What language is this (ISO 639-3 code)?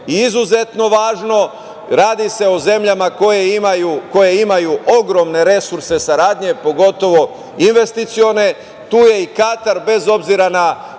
srp